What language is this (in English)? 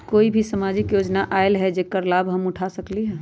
Magahi